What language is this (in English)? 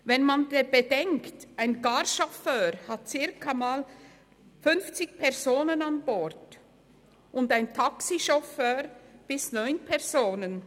Swiss German